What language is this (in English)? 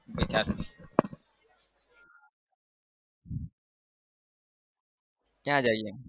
Gujarati